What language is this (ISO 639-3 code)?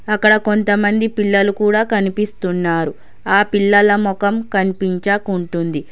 tel